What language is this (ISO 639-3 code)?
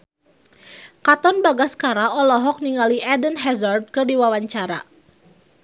sun